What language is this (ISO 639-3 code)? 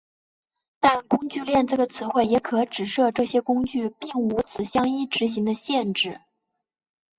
zho